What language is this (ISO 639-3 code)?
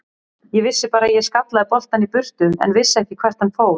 isl